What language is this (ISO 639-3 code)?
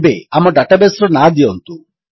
ori